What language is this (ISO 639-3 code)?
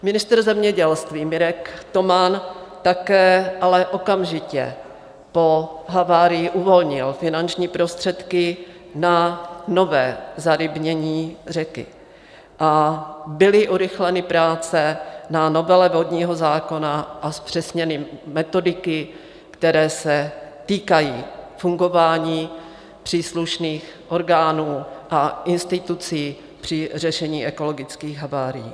ces